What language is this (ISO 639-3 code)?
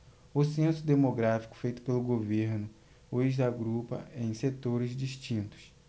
por